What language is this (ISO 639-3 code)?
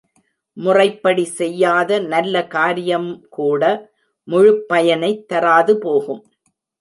tam